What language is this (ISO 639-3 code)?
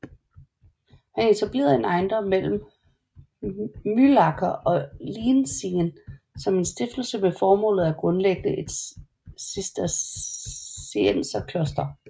dan